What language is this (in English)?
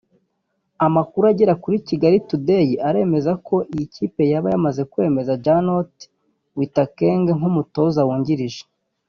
Kinyarwanda